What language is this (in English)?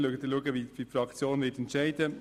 Swiss German